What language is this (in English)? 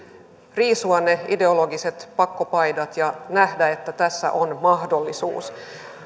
Finnish